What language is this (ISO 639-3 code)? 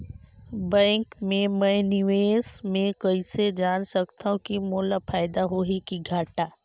hne